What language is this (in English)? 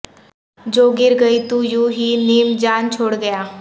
Urdu